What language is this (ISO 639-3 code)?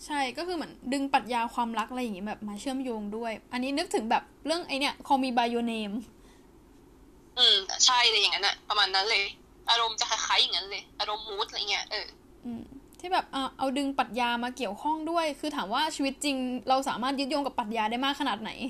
tha